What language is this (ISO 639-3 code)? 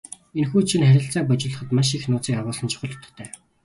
mon